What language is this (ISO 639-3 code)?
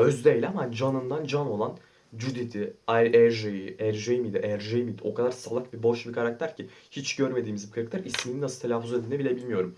tur